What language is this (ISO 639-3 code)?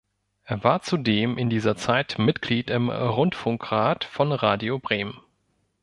deu